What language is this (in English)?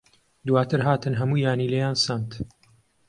Central Kurdish